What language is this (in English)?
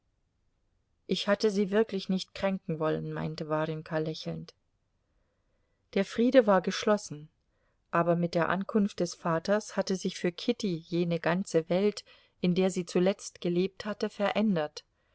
German